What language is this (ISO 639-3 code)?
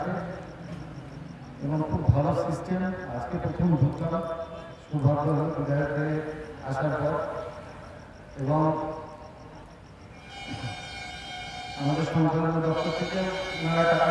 ben